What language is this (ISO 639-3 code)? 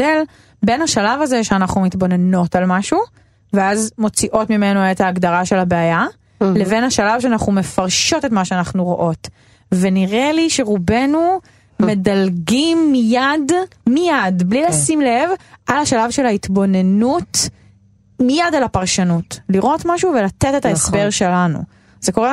heb